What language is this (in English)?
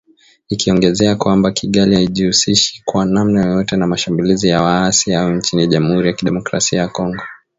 Swahili